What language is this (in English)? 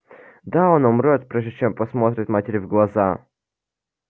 Russian